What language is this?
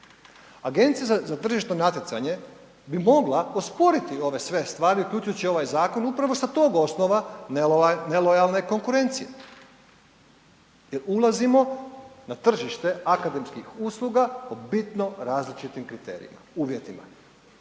Croatian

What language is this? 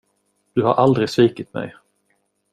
Swedish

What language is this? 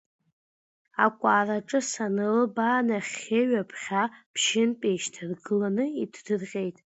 Abkhazian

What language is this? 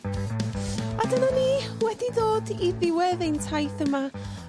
Welsh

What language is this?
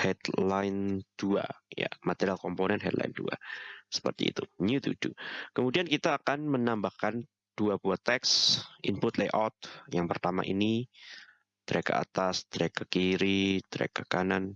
Indonesian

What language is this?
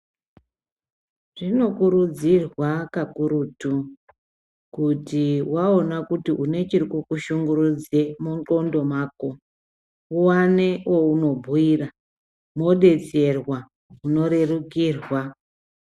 Ndau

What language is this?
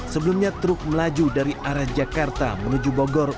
Indonesian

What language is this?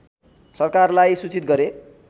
Nepali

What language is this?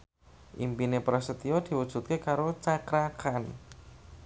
Javanese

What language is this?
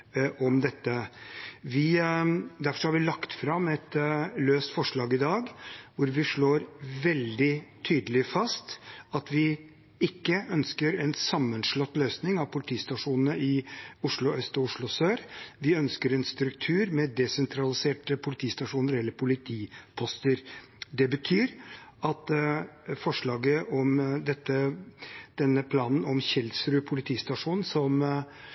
Norwegian Bokmål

